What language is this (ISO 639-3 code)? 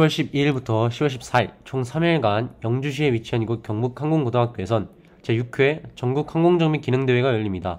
kor